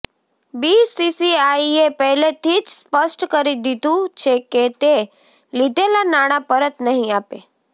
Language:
Gujarati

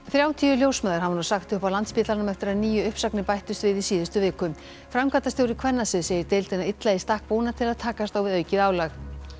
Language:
Icelandic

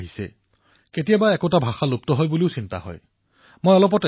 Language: Assamese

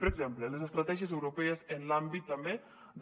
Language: Catalan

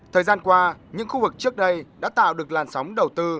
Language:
Vietnamese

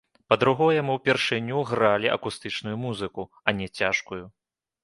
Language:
Belarusian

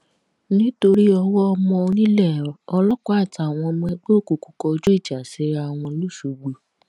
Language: Yoruba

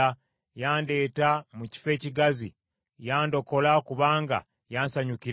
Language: Ganda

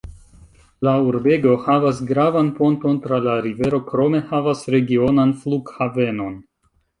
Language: Esperanto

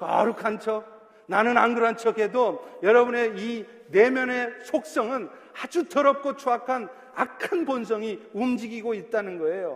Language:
Korean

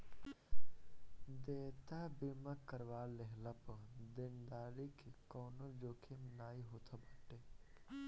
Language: Bhojpuri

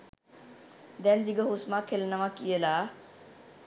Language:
Sinhala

